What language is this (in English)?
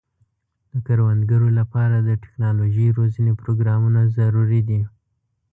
Pashto